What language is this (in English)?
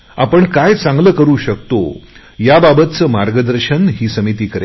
Marathi